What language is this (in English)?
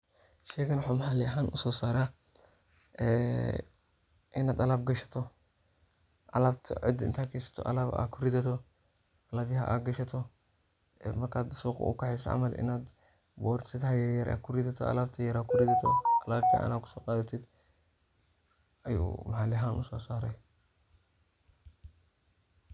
Somali